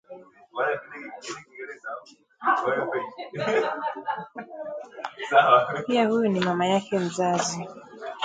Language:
Swahili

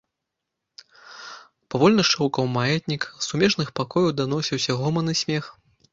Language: Belarusian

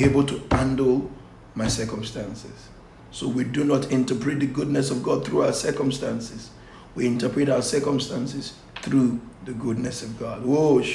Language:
English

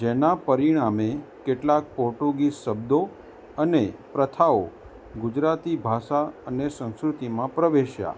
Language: Gujarati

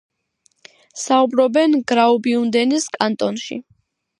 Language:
Georgian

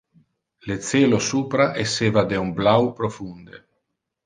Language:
Interlingua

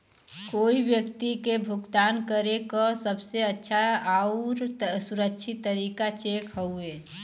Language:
Bhojpuri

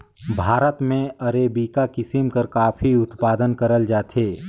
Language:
Chhattisgarhi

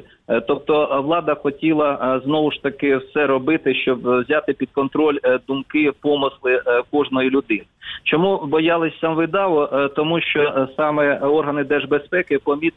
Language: Ukrainian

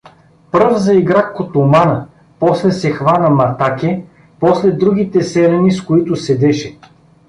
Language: Bulgarian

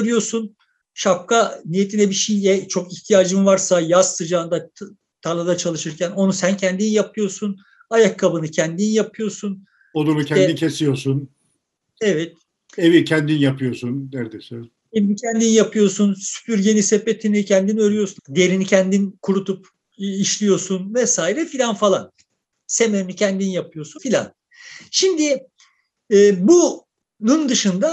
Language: Turkish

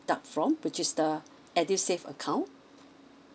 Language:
English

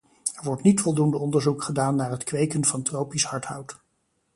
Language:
Dutch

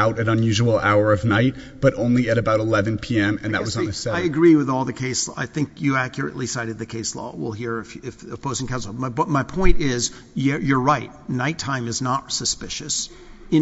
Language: English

